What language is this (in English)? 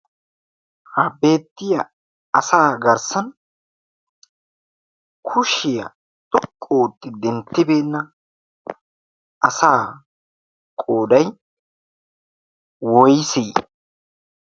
Wolaytta